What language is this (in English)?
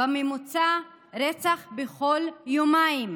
Hebrew